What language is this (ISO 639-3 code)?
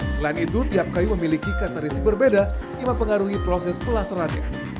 ind